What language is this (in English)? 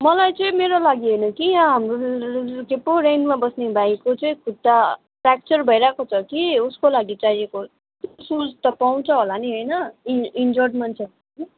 Nepali